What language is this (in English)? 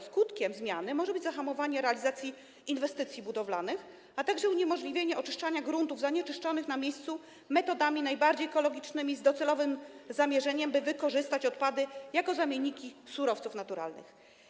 Polish